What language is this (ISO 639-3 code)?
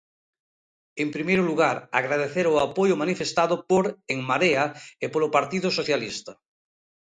glg